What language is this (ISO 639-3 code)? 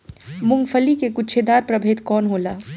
bho